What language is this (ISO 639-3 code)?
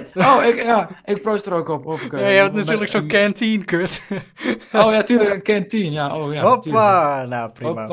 nld